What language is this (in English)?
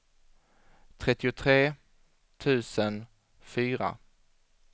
Swedish